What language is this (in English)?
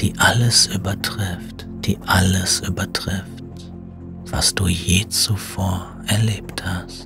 German